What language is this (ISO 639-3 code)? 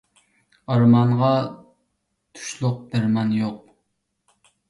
uig